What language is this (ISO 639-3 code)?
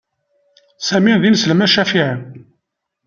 kab